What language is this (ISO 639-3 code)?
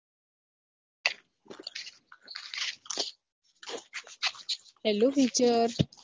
guj